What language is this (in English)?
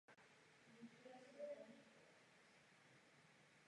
Czech